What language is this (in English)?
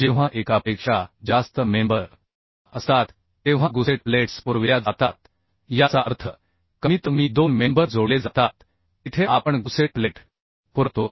Marathi